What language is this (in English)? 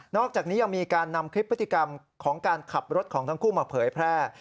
Thai